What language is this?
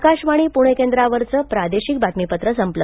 Marathi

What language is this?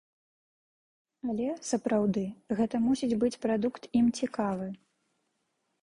Belarusian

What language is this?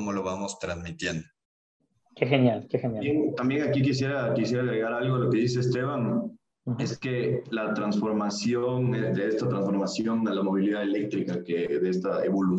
Spanish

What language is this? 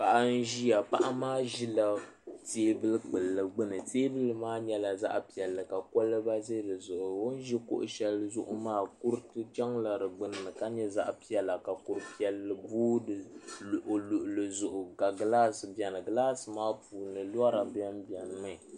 Dagbani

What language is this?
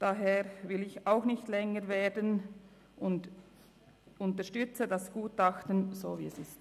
Swiss German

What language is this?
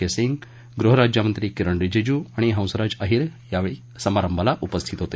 Marathi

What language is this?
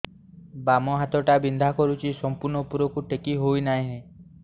Odia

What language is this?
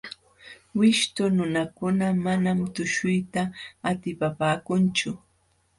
Jauja Wanca Quechua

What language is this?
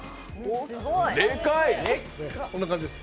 Japanese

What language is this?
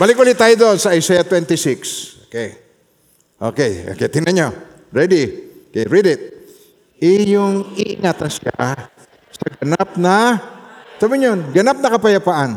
Filipino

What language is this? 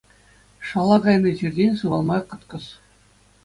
Chuvash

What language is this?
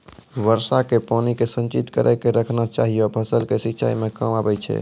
Maithili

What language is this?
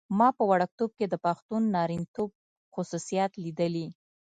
Pashto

